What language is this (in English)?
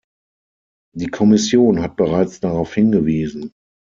German